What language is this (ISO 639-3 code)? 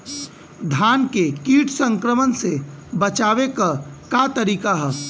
bho